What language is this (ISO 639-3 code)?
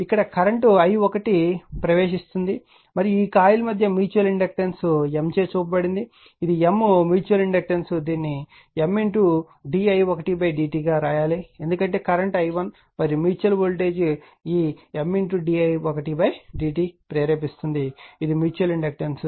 tel